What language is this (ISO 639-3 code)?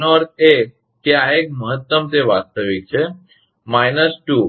guj